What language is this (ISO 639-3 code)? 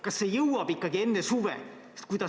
est